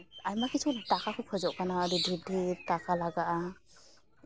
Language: Santali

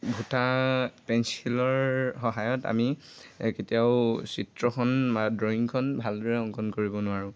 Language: Assamese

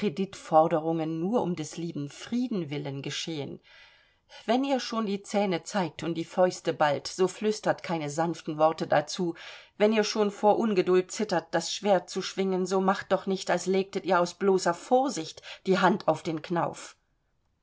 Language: German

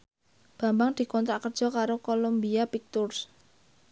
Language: Javanese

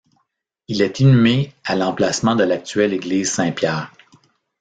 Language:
French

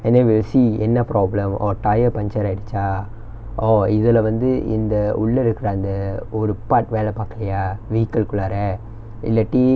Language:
English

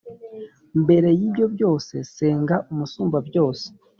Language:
Kinyarwanda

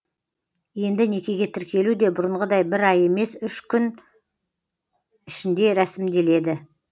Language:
Kazakh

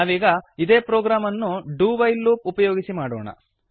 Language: Kannada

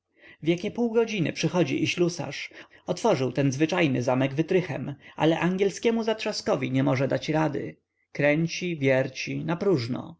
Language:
Polish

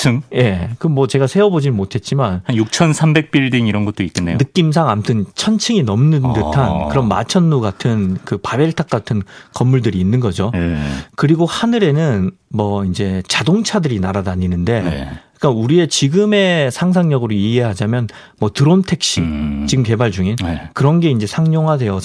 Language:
Korean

